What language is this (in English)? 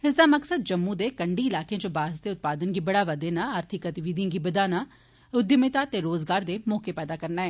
Dogri